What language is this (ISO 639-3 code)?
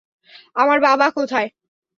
ben